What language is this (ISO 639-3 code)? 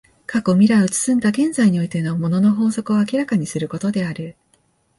jpn